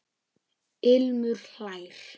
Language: Icelandic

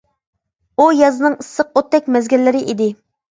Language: Uyghur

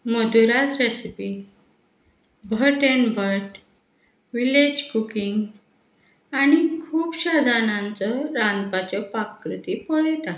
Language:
Konkani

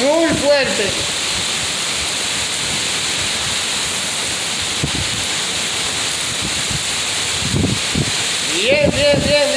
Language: Spanish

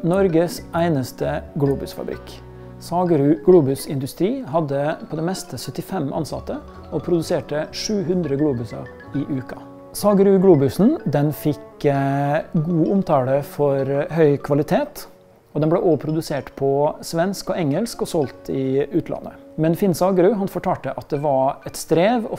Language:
Norwegian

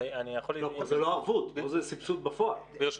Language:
Hebrew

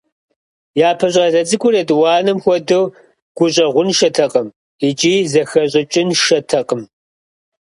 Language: Kabardian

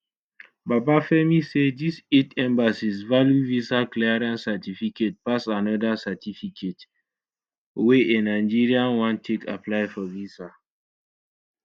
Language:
Nigerian Pidgin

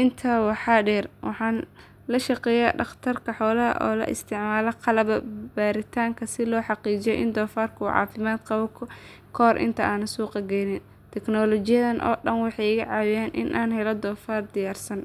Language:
Somali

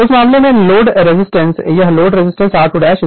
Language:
Hindi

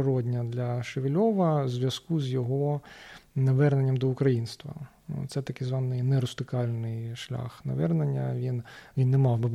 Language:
Ukrainian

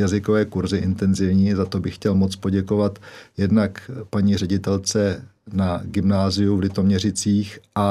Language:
Czech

